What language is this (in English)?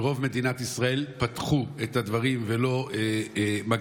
Hebrew